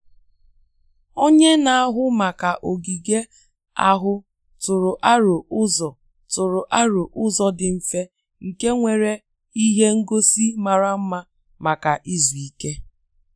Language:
Igbo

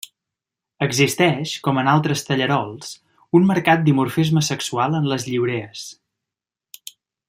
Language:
Catalan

